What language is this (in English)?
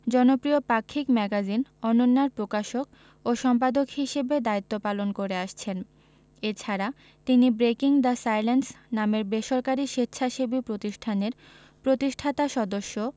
Bangla